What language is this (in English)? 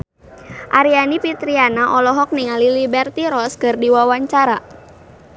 Sundanese